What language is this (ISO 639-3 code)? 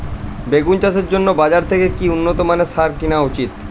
ben